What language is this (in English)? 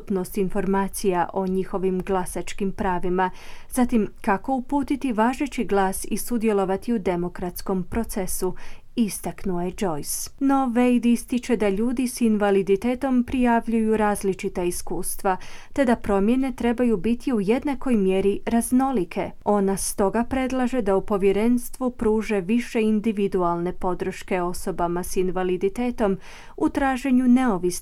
Croatian